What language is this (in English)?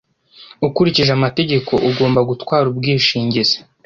Kinyarwanda